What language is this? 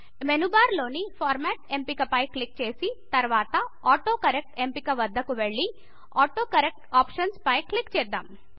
Telugu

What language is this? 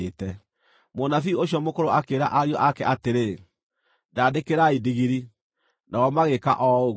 Kikuyu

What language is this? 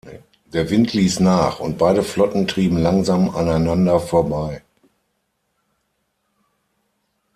German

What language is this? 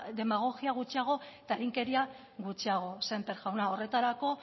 Basque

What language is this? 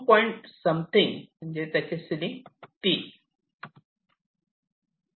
Marathi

